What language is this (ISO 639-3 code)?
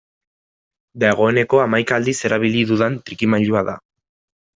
eus